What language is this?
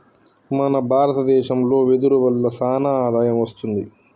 Telugu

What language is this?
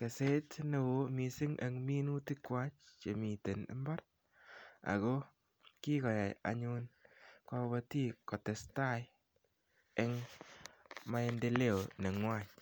Kalenjin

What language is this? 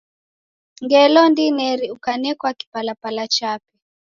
Taita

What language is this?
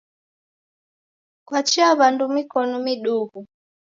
Taita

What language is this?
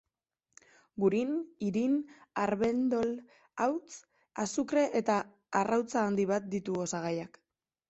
Basque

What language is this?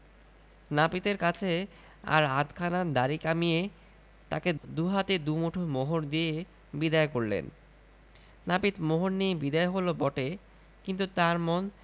Bangla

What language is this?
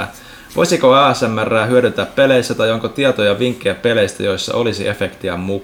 Finnish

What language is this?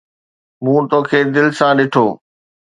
Sindhi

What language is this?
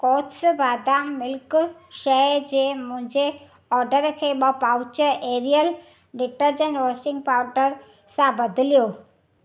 Sindhi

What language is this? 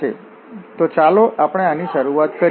Gujarati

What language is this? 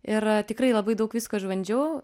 Lithuanian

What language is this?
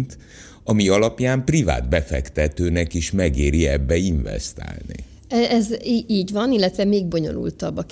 Hungarian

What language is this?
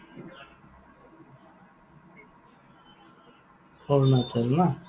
Assamese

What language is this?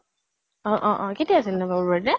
Assamese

